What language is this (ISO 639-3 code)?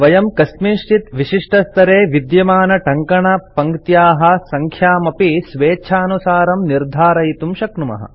san